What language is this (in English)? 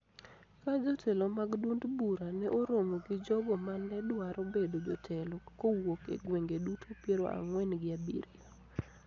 Luo (Kenya and Tanzania)